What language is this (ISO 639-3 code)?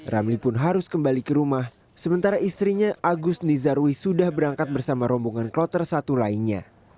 ind